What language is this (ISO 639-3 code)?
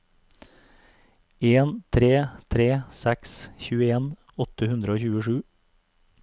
nor